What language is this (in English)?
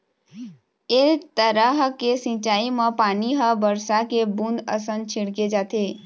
Chhattisgarhi